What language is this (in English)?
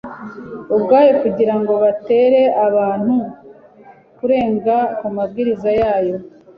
Kinyarwanda